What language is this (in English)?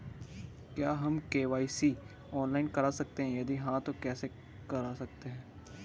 Hindi